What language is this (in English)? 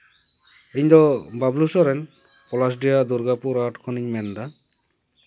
Santali